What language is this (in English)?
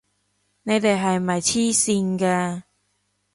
Cantonese